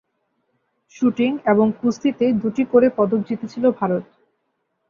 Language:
Bangla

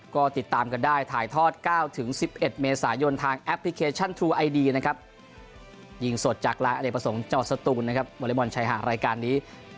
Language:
Thai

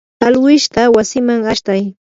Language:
Yanahuanca Pasco Quechua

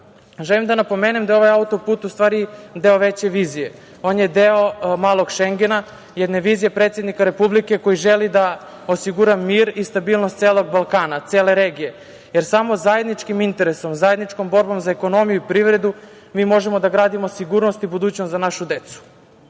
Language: Serbian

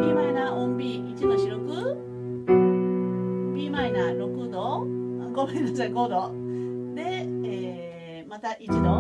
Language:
Japanese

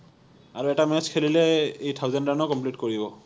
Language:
Assamese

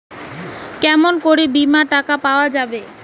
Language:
Bangla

